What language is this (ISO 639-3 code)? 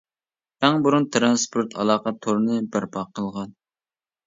uig